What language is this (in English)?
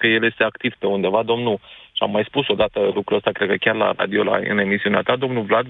Romanian